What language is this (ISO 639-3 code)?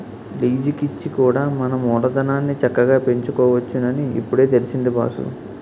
tel